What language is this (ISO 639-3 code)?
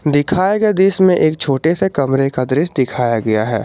hin